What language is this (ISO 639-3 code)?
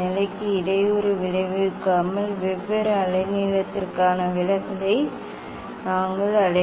tam